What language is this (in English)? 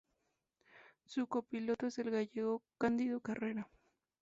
Spanish